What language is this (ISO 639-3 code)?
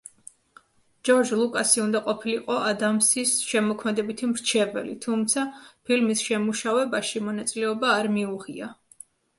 kat